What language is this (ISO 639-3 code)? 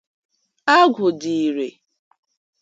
ibo